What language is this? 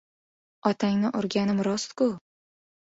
Uzbek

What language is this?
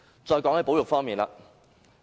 Cantonese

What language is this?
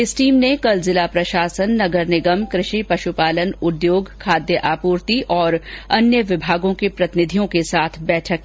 Hindi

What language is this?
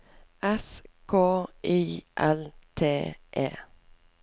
Norwegian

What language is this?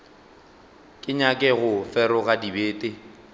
Northern Sotho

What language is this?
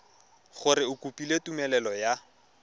Tswana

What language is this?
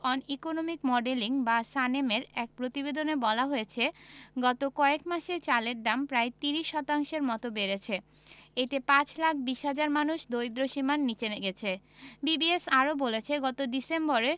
Bangla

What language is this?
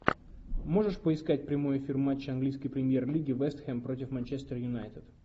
Russian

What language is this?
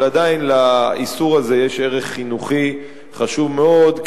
Hebrew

